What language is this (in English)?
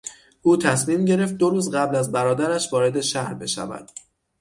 Persian